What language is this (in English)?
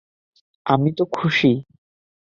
Bangla